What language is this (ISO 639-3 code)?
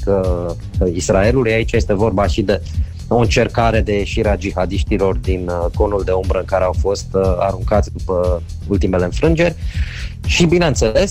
ron